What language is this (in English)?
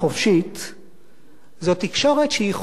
Hebrew